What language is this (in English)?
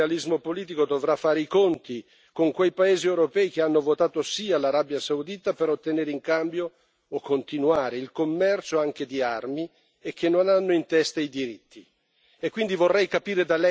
Italian